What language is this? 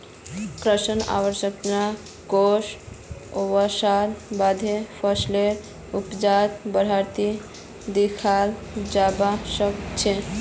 Magahi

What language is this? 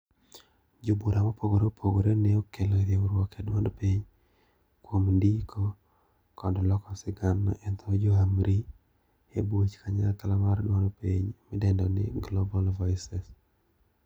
Luo (Kenya and Tanzania)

